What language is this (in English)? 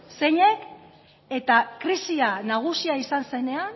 Basque